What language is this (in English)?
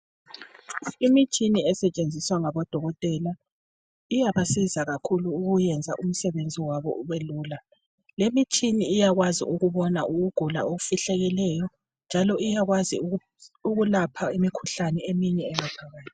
North Ndebele